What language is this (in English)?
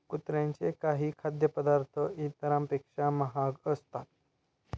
Marathi